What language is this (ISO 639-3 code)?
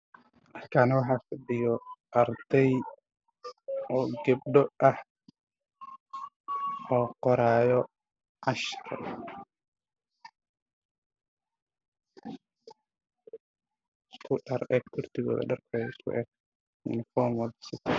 som